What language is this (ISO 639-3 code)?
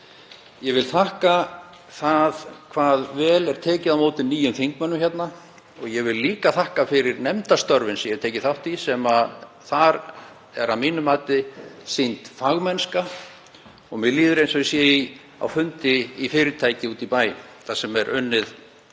isl